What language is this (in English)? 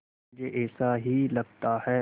Hindi